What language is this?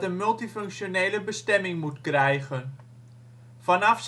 Dutch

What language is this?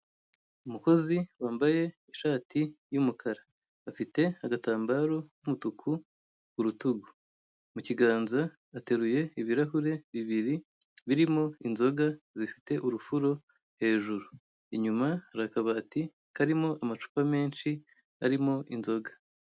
Kinyarwanda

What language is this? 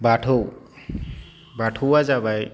Bodo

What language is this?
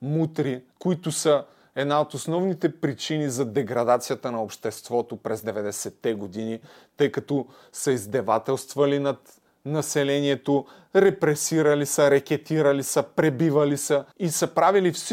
Bulgarian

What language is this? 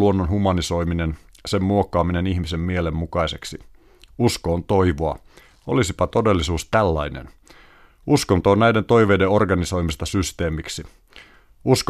Finnish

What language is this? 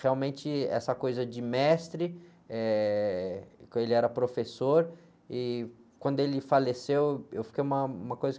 Portuguese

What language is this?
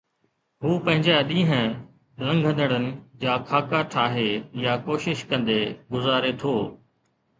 Sindhi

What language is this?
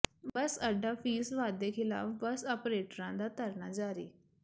Punjabi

